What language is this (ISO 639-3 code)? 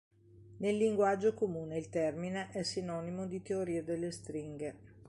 ita